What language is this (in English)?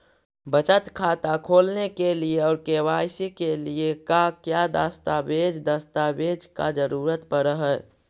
Magahi